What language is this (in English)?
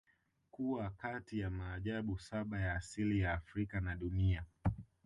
Swahili